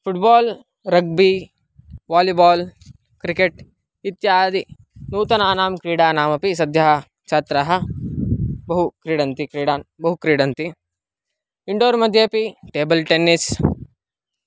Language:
Sanskrit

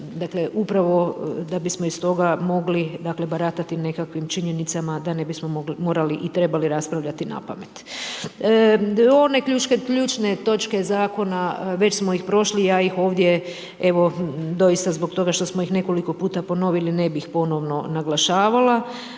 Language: Croatian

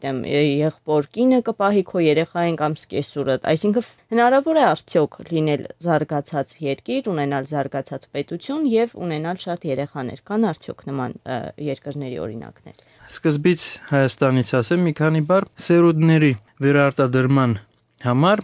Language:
Romanian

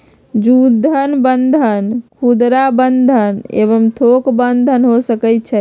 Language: Magahi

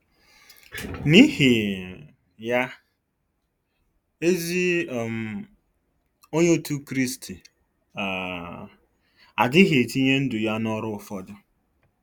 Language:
Igbo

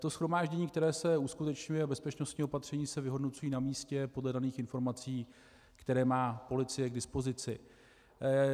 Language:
Czech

